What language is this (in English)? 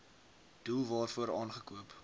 Afrikaans